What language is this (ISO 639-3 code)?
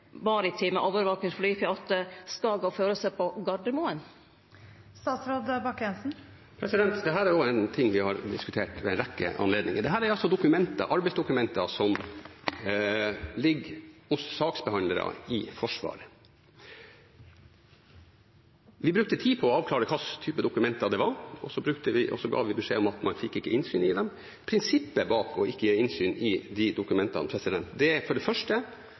nor